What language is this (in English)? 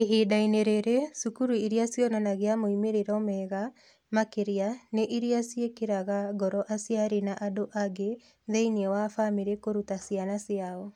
Kikuyu